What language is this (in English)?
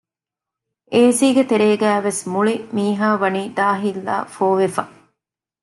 Divehi